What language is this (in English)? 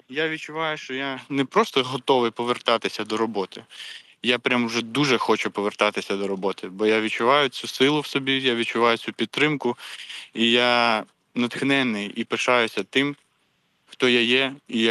Ukrainian